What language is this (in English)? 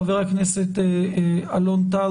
Hebrew